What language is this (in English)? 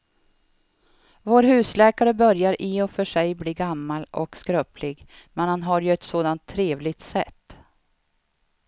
Swedish